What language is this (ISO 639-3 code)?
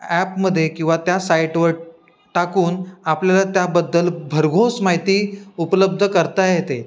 mar